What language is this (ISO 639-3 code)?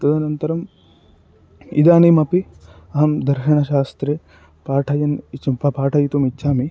san